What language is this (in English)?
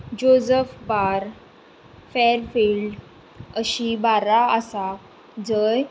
Konkani